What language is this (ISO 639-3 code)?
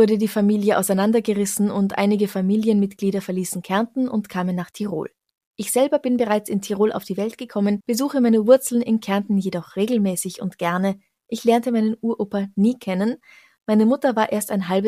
deu